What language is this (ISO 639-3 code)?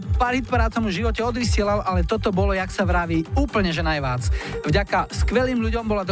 slk